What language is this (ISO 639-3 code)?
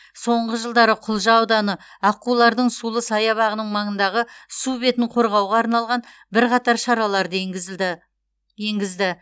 kaz